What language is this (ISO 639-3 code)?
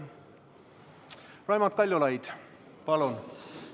est